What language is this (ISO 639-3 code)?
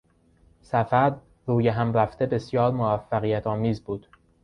fas